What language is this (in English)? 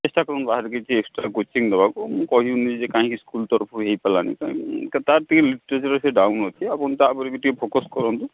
Odia